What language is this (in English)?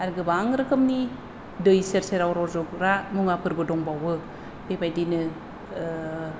Bodo